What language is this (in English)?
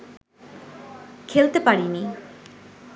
Bangla